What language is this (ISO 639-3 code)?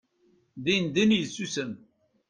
kab